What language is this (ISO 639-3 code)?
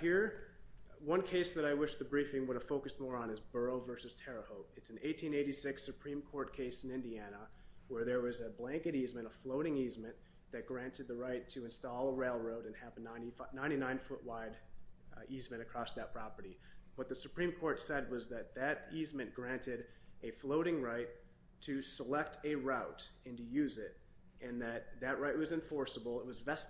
eng